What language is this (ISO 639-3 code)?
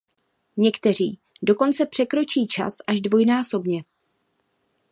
ces